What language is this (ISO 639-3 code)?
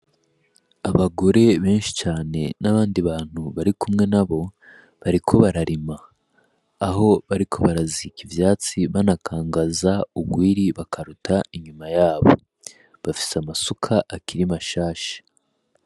run